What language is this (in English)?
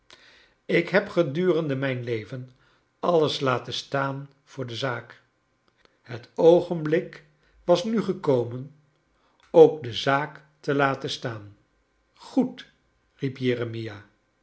Dutch